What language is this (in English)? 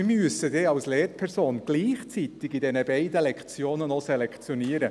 Swiss German